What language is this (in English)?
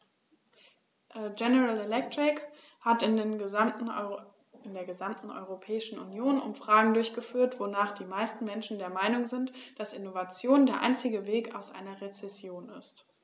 German